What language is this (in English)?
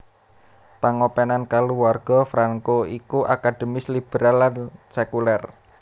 Javanese